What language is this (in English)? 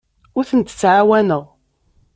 Kabyle